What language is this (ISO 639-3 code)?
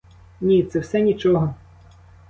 ukr